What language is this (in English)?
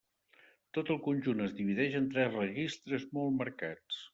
Catalan